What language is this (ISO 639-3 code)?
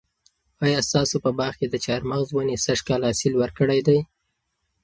pus